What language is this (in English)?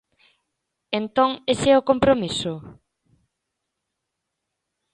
Galician